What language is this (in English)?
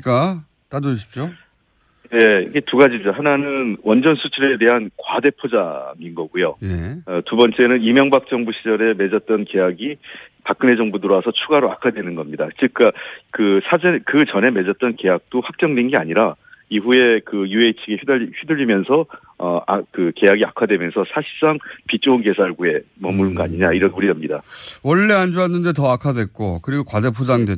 Korean